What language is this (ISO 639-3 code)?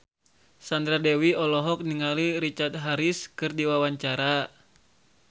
sun